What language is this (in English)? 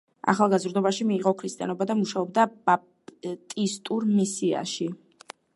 Georgian